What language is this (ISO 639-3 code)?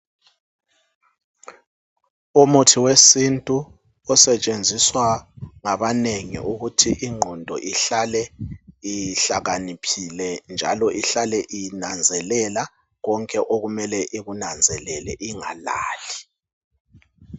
nde